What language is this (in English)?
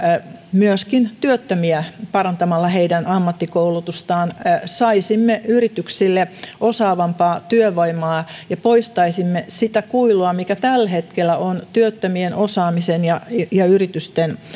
Finnish